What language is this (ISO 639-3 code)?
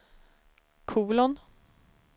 swe